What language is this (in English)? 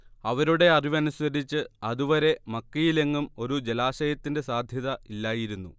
Malayalam